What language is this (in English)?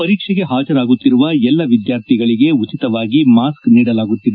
Kannada